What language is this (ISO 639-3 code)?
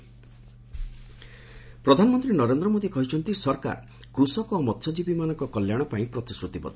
ori